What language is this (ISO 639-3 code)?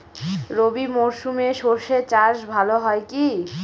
ben